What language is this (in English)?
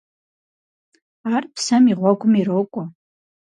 Kabardian